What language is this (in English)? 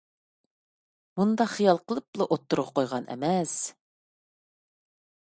Uyghur